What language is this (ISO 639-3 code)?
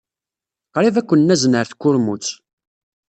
kab